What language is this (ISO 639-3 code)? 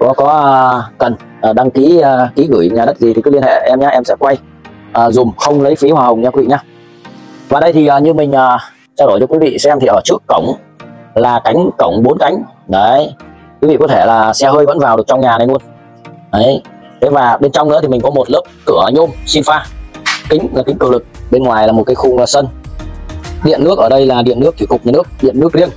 vie